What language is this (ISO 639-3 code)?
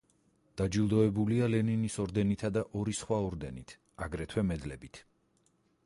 kat